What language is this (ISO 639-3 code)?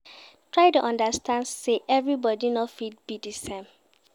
pcm